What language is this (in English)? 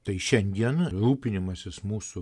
Lithuanian